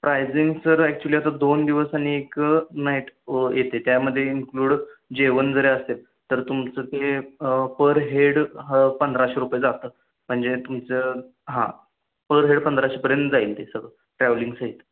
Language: Marathi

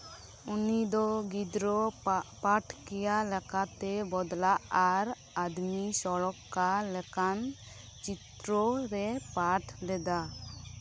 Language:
Santali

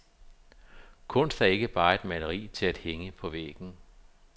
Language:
Danish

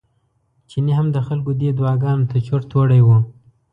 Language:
Pashto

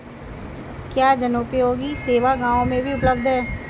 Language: Hindi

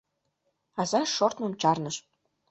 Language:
Mari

